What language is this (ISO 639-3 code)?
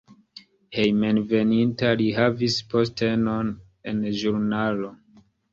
epo